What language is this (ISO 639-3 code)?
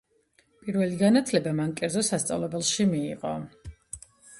kat